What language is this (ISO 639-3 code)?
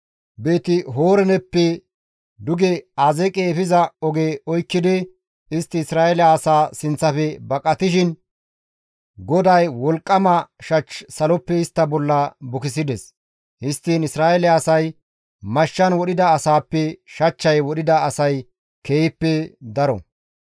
gmv